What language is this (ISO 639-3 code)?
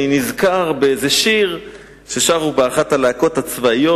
heb